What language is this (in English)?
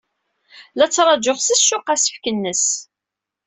Kabyle